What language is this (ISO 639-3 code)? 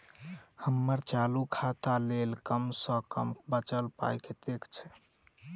mai